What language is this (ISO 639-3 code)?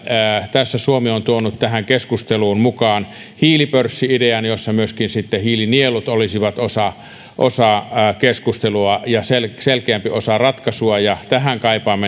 fin